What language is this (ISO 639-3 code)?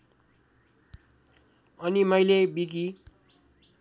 nep